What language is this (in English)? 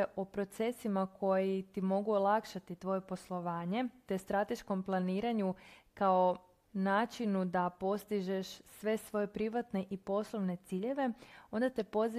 Croatian